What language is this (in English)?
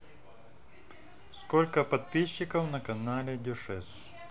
Russian